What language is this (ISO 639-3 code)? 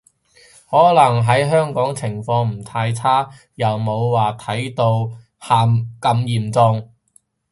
yue